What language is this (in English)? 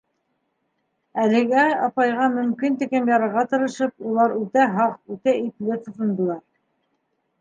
Bashkir